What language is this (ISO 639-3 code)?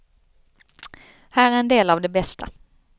swe